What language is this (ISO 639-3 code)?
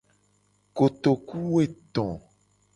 gej